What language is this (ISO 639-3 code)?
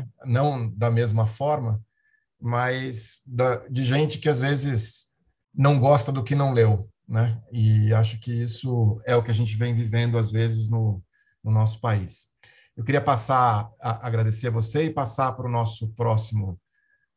por